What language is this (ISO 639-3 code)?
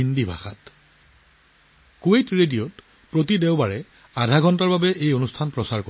asm